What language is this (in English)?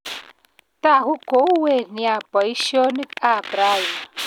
Kalenjin